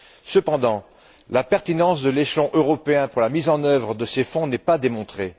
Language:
French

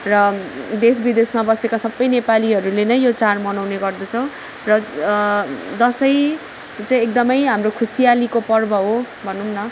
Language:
Nepali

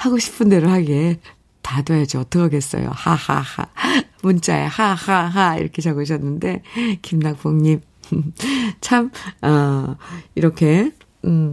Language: Korean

